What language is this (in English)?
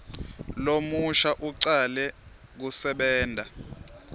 Swati